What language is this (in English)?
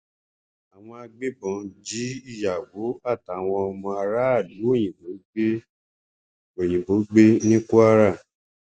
Yoruba